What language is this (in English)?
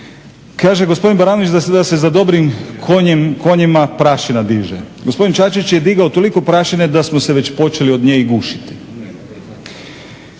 Croatian